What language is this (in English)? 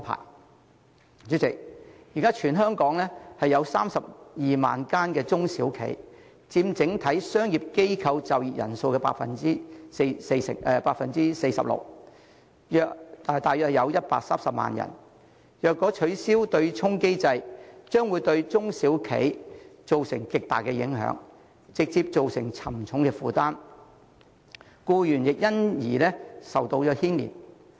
Cantonese